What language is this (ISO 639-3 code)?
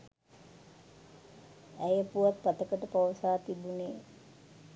sin